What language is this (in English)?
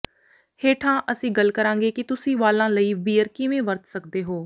Punjabi